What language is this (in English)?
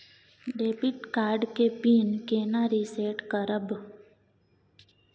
Maithili